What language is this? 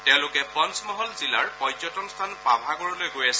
Assamese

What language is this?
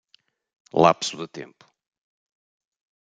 Portuguese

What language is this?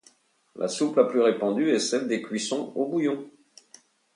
French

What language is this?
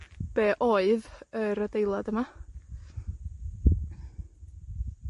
Welsh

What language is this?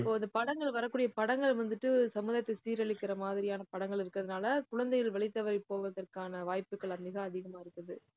Tamil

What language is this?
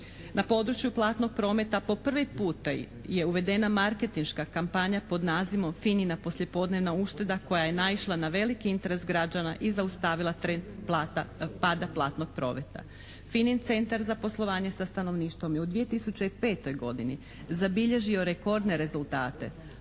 Croatian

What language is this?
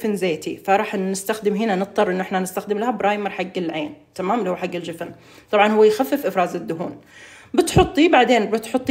Arabic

